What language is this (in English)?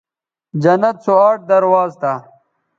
Bateri